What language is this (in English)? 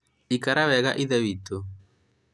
Kikuyu